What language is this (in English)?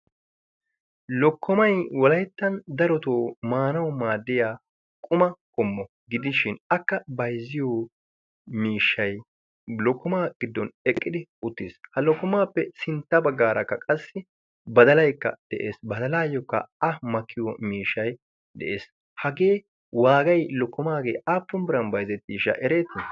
Wolaytta